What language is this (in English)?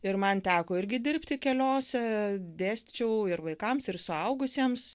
Lithuanian